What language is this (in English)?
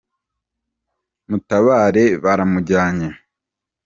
Kinyarwanda